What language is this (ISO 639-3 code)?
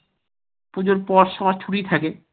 ben